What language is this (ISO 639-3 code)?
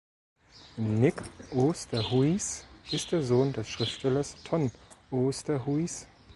deu